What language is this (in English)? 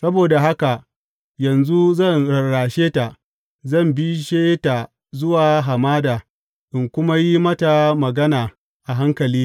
Hausa